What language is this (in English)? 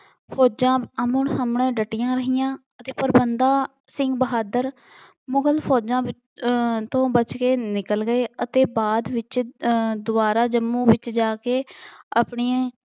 Punjabi